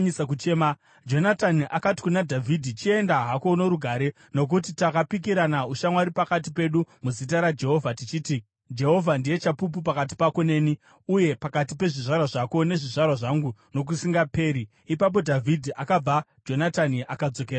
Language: Shona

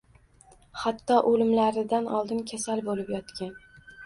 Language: Uzbek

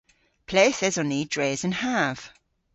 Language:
Cornish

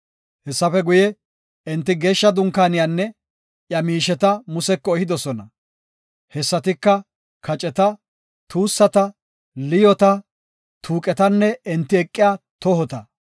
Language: Gofa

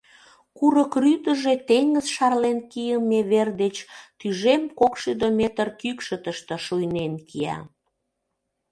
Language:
Mari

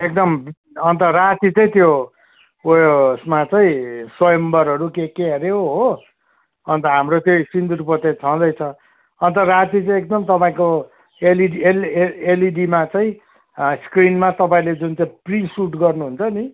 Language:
Nepali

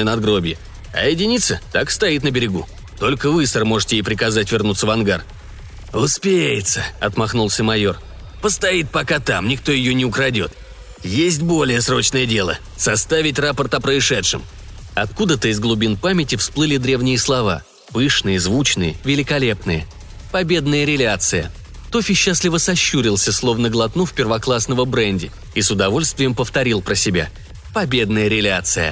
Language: Russian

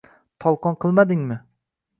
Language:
Uzbek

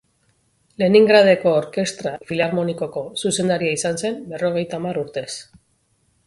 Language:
Basque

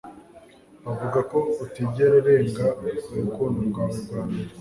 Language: Kinyarwanda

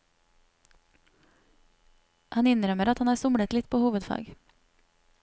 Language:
Norwegian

